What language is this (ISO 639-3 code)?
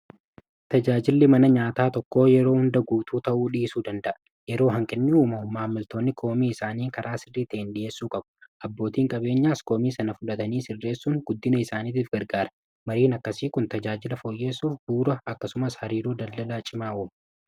orm